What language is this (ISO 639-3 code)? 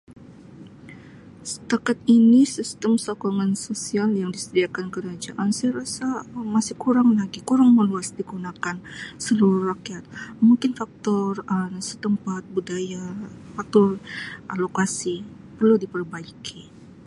msi